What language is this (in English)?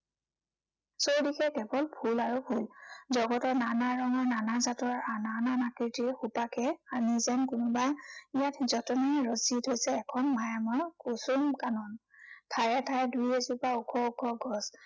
Assamese